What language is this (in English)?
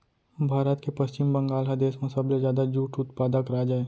Chhattisgarhi